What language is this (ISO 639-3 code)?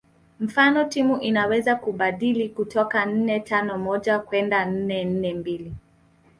swa